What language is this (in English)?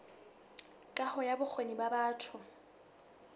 Southern Sotho